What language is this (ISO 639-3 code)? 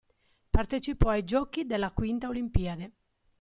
ita